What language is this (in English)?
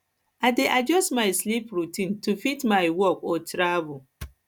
Nigerian Pidgin